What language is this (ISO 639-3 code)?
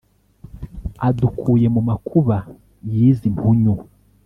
kin